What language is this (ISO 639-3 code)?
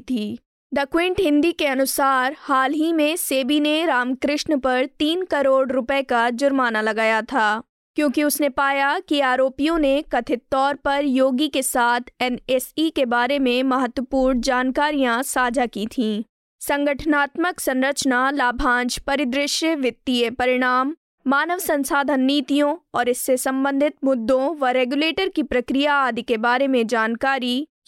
hin